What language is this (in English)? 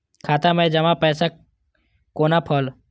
Maithili